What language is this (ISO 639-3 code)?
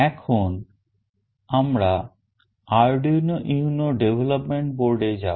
ben